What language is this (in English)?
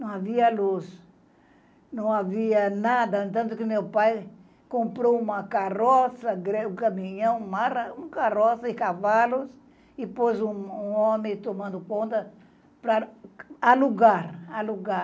Portuguese